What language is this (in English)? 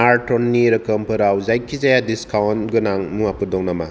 Bodo